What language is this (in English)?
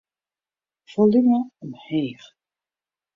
Western Frisian